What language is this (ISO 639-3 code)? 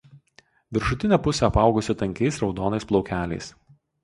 lit